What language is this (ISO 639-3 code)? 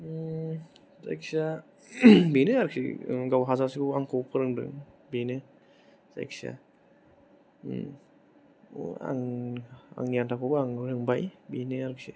brx